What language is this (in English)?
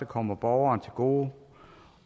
Danish